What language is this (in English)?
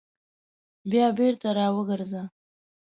Pashto